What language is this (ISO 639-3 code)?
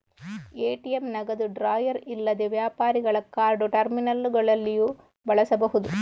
kan